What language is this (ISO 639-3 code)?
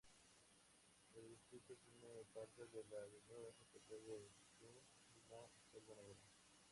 spa